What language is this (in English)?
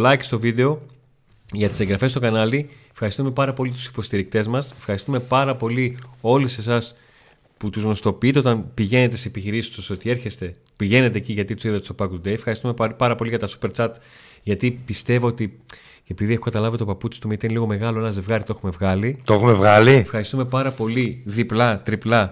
Greek